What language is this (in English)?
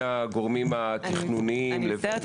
Hebrew